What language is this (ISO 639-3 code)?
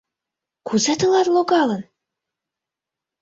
chm